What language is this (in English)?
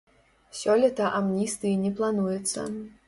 Belarusian